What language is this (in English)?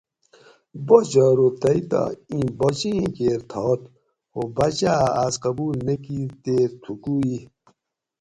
Gawri